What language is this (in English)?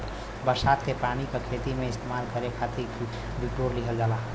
Bhojpuri